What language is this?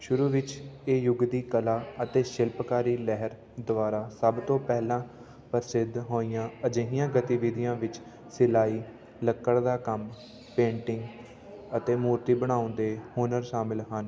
Punjabi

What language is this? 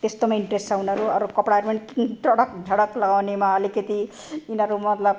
Nepali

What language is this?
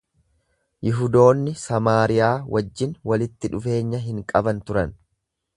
Oromo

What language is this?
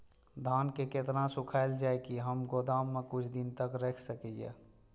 Maithili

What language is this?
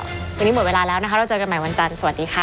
Thai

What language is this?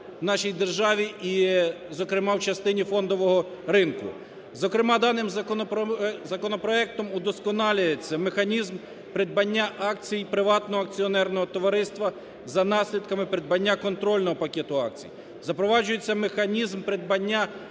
Ukrainian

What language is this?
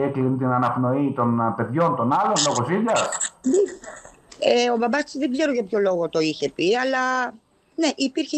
Greek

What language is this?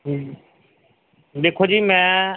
Punjabi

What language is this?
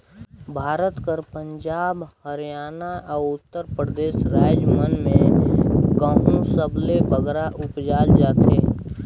Chhattisgarhi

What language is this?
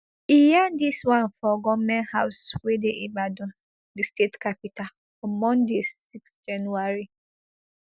Nigerian Pidgin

